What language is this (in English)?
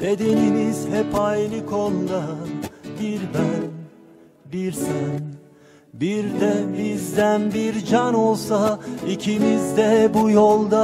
Turkish